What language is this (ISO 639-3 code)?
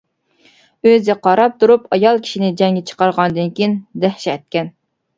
uig